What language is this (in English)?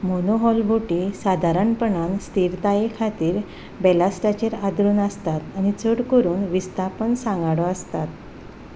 Konkani